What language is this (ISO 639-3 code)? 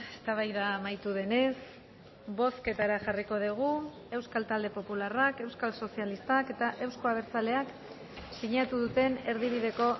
eus